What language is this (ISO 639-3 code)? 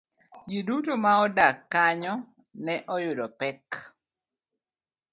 luo